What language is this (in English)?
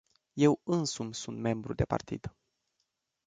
Romanian